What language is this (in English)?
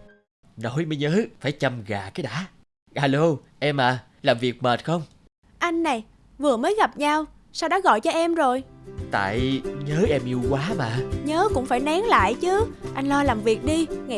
Vietnamese